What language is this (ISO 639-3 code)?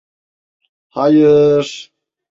tur